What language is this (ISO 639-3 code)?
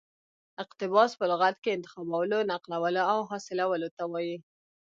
pus